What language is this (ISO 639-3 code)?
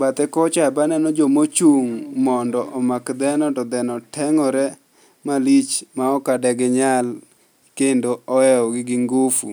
luo